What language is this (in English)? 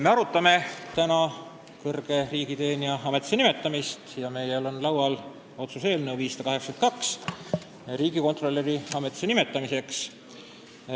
Estonian